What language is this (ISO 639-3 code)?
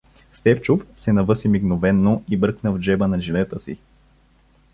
bul